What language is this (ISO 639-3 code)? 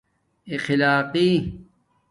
dmk